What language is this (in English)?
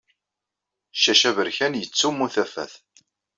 Kabyle